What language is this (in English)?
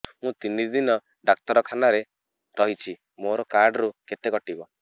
Odia